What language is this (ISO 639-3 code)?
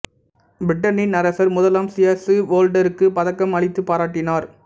tam